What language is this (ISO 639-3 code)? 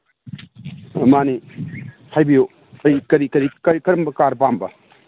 mni